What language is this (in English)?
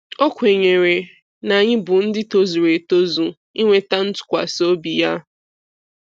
Igbo